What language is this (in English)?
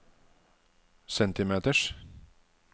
Norwegian